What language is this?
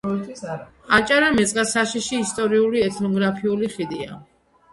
Georgian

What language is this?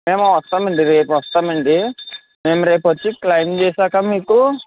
Telugu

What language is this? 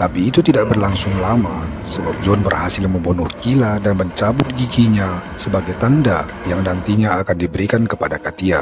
Indonesian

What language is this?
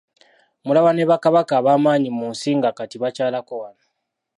Ganda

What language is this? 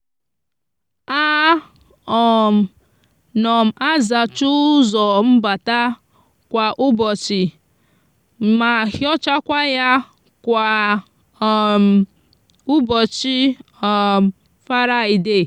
Igbo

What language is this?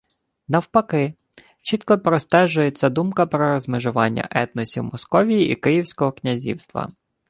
Ukrainian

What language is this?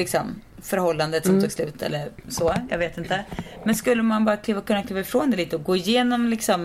Swedish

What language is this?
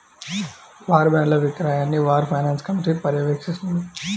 Telugu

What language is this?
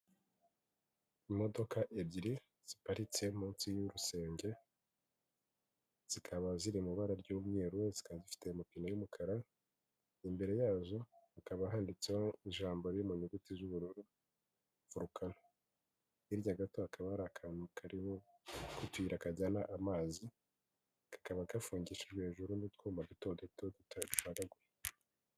Kinyarwanda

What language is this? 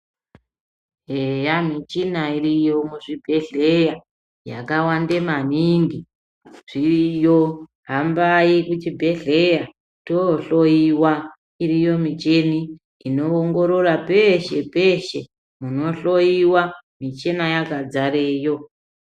Ndau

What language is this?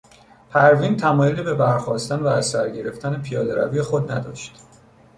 Persian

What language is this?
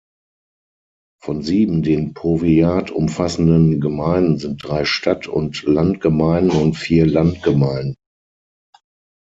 German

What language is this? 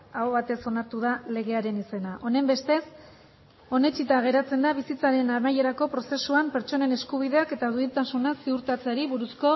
Basque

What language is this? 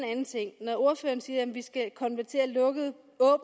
Danish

